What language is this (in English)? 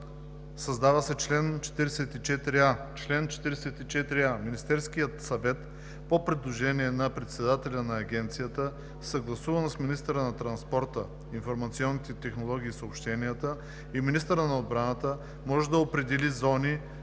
Bulgarian